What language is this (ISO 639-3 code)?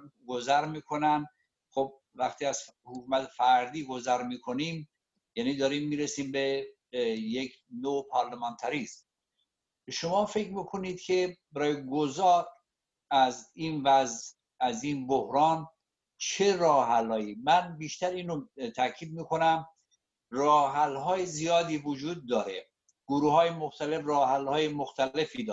fas